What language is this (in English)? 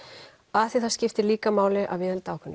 Icelandic